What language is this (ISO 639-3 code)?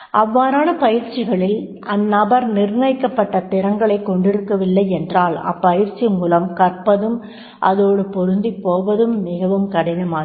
tam